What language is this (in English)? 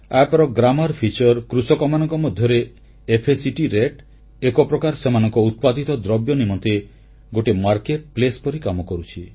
Odia